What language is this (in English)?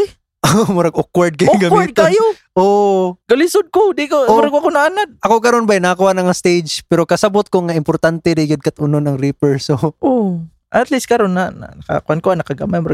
Filipino